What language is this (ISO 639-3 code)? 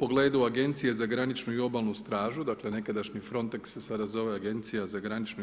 hrv